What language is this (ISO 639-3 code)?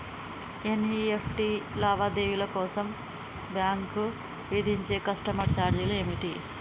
tel